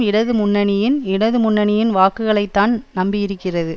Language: Tamil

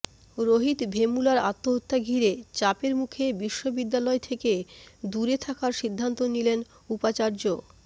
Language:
Bangla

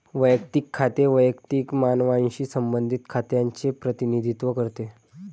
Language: Marathi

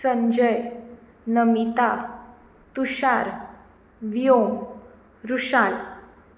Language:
Konkani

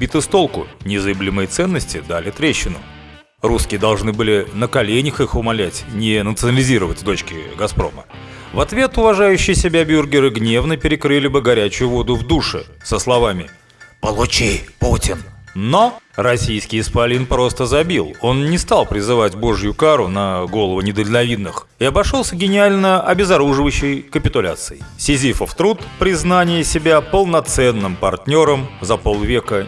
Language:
Russian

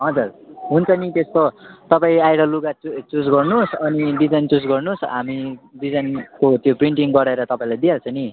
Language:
Nepali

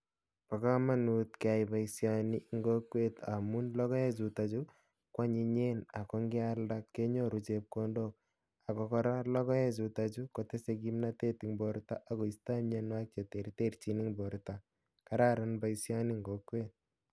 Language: Kalenjin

